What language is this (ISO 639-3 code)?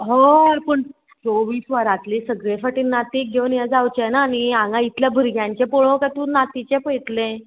kok